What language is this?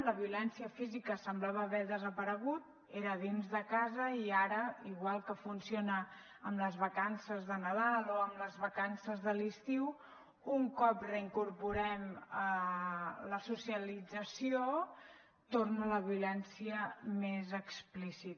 Catalan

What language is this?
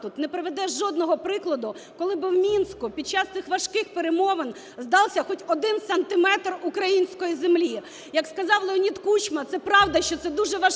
Ukrainian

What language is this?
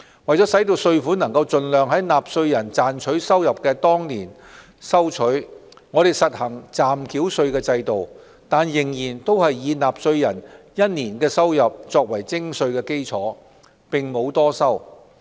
Cantonese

